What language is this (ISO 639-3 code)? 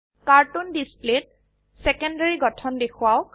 asm